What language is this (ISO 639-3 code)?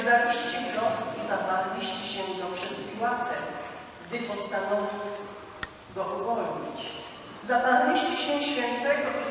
pol